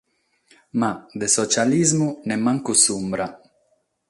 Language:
Sardinian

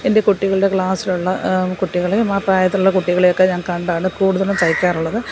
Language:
Malayalam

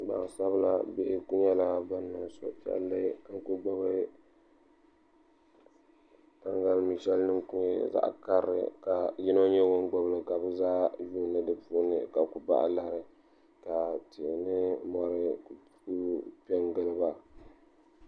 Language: Dagbani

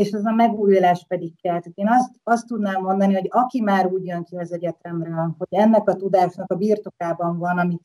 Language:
Hungarian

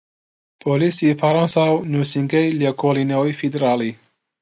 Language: Central Kurdish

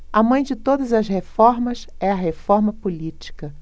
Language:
Portuguese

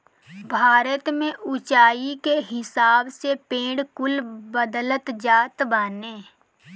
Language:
Bhojpuri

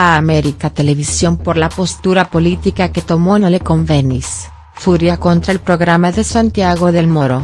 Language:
Spanish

